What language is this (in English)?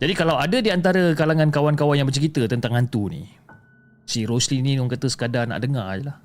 Malay